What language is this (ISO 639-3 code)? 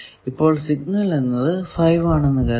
mal